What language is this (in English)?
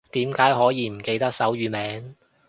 Cantonese